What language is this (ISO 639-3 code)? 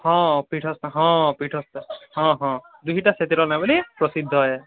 ori